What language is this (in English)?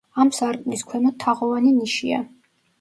Georgian